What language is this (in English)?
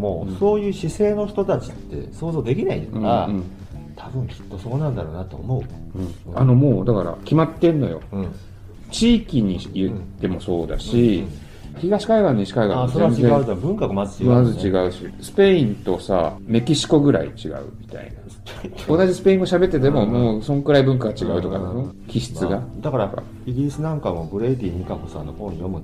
Japanese